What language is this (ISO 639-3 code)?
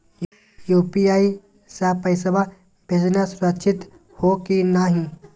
mag